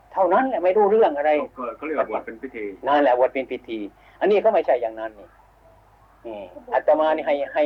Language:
Thai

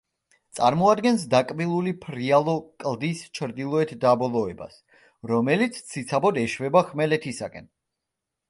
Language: Georgian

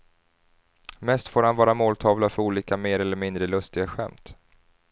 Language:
Swedish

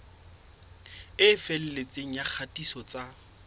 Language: Southern Sotho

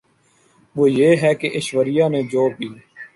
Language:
Urdu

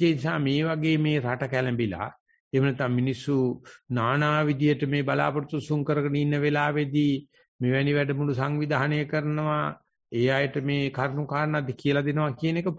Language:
Italian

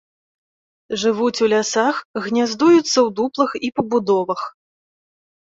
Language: Belarusian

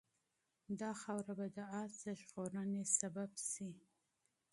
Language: Pashto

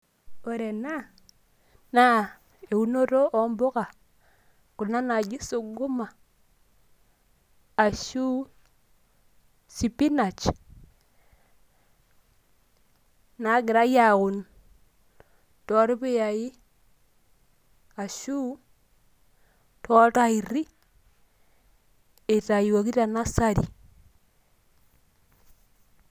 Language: Masai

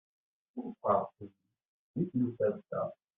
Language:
Kabyle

